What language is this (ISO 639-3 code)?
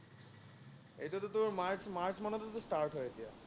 asm